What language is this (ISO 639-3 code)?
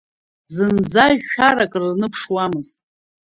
abk